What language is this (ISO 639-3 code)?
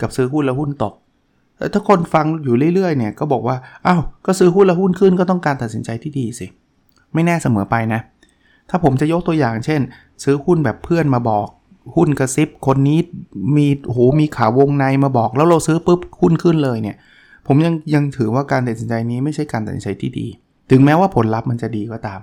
tha